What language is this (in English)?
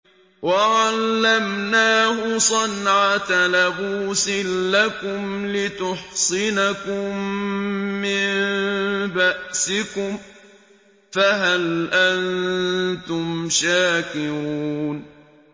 Arabic